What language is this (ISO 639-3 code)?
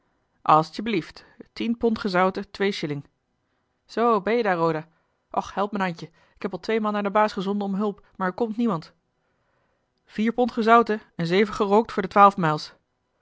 nld